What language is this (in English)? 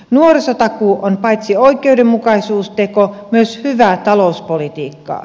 Finnish